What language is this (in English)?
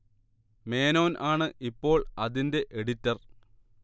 Malayalam